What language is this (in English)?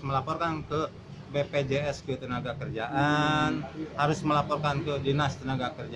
Indonesian